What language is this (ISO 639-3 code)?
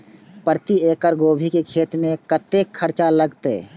mai